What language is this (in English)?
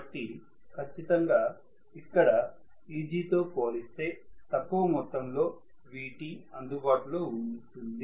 Telugu